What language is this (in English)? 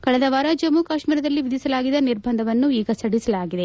Kannada